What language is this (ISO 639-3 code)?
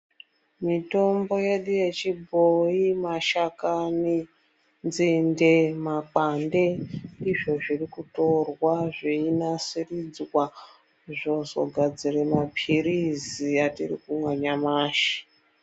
ndc